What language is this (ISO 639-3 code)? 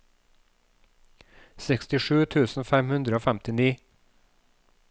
nor